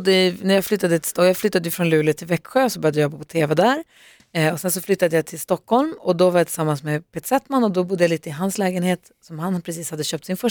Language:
Swedish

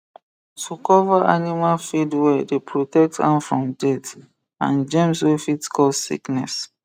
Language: Nigerian Pidgin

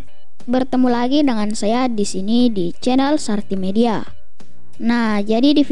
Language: Indonesian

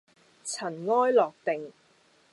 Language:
Cantonese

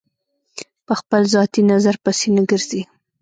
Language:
Pashto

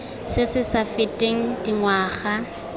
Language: Tswana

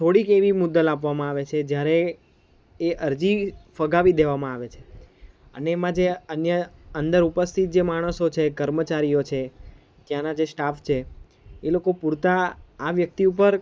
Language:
Gujarati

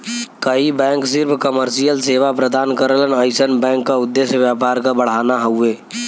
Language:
Bhojpuri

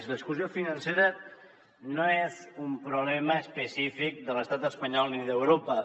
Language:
Catalan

